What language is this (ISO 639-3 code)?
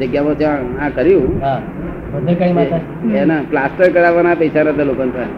guj